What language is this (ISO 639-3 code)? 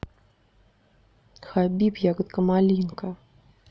rus